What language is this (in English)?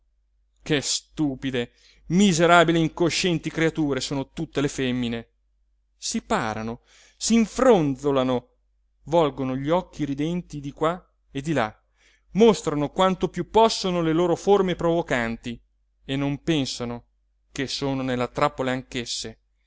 Italian